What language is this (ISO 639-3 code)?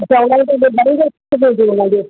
snd